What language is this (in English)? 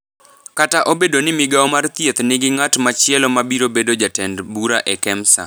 Luo (Kenya and Tanzania)